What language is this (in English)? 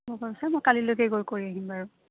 Assamese